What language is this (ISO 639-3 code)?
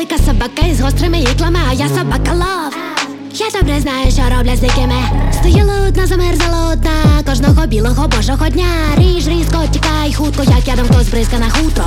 ukr